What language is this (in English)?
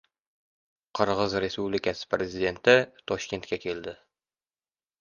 Uzbek